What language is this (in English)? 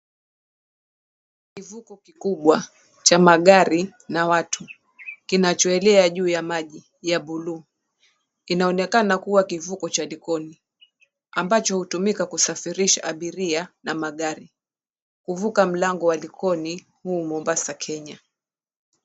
Swahili